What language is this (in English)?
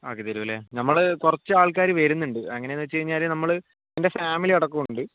Malayalam